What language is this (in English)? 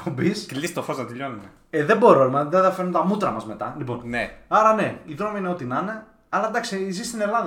Greek